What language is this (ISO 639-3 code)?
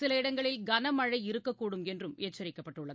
tam